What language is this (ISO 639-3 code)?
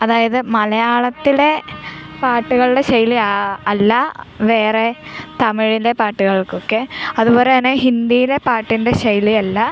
mal